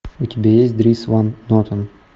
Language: Russian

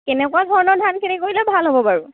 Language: Assamese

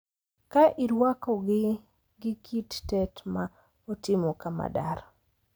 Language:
Luo (Kenya and Tanzania)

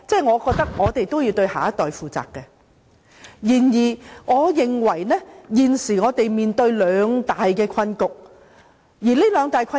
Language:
Cantonese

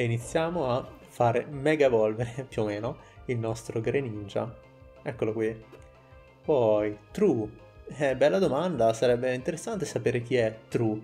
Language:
Italian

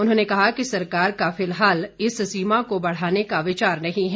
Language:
Hindi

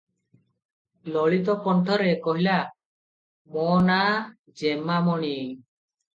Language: Odia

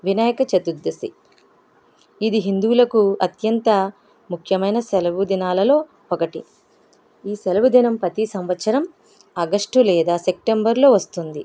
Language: Telugu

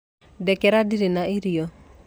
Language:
Kikuyu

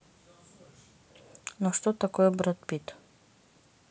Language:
Russian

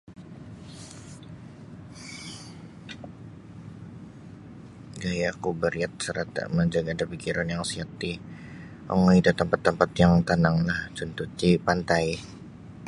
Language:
Sabah Bisaya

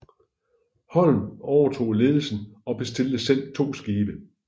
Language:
Danish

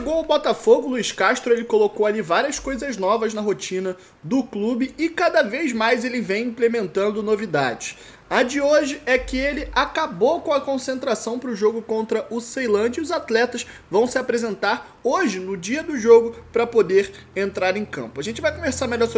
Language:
Portuguese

